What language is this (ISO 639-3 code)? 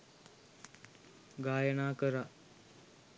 sin